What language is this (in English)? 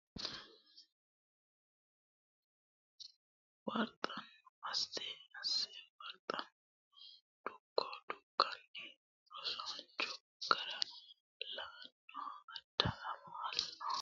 Sidamo